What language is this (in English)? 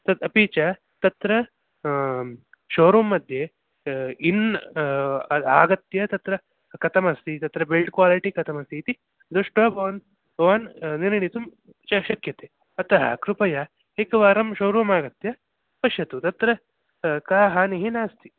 Sanskrit